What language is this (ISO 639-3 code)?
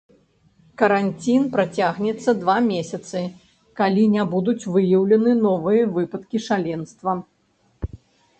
bel